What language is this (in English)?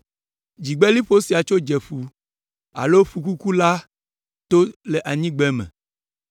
Ewe